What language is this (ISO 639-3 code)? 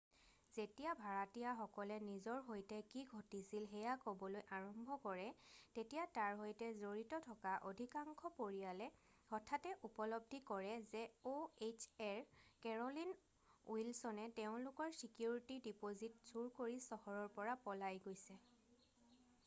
asm